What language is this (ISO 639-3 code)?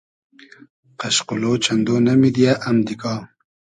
haz